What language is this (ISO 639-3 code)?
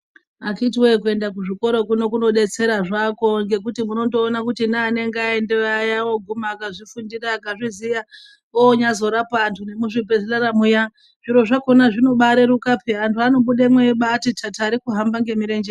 ndc